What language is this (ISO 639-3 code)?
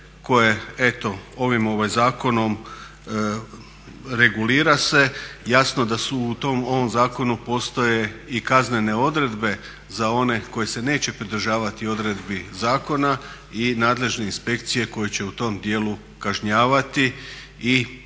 hrv